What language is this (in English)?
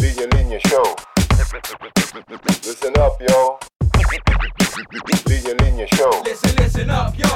Filipino